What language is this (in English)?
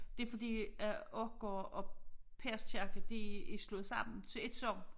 Danish